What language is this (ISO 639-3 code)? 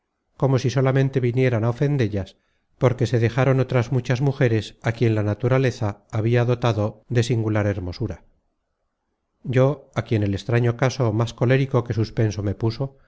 spa